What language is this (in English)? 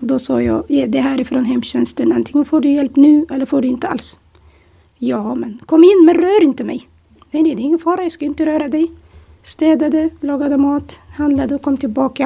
Swedish